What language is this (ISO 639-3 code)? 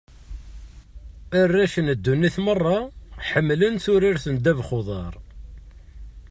kab